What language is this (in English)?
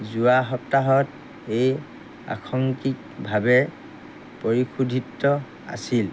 Assamese